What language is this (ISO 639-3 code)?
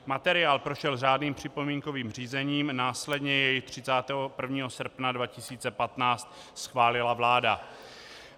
ces